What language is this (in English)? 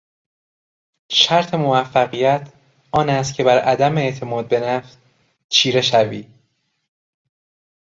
Persian